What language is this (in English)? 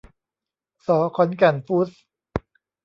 Thai